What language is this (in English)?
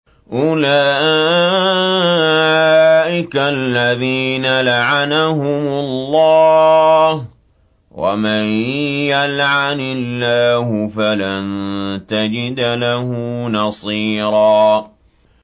Arabic